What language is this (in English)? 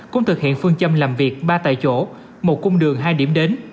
Vietnamese